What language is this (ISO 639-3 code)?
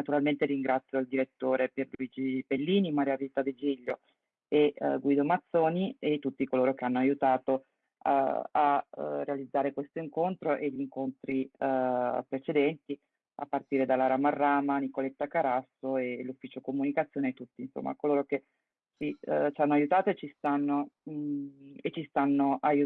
ita